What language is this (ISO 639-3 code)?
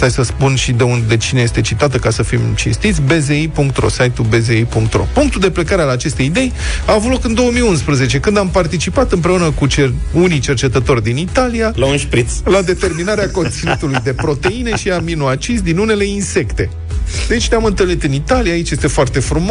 ron